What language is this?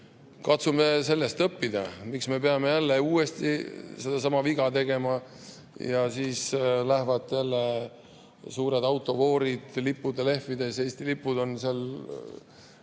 Estonian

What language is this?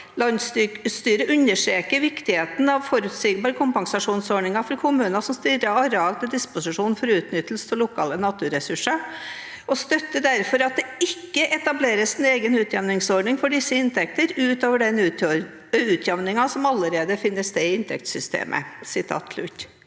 Norwegian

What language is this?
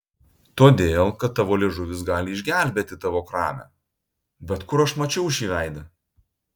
Lithuanian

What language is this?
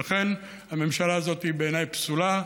Hebrew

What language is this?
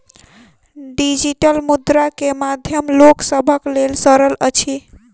Maithili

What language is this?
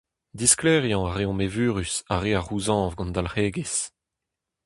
Breton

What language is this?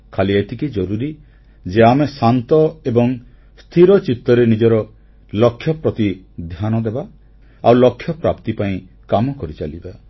Odia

